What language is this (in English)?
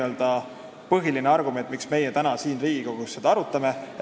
Estonian